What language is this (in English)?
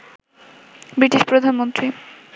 Bangla